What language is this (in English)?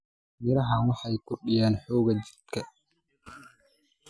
Somali